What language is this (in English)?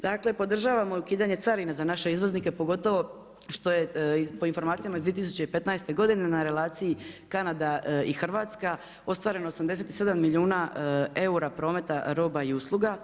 Croatian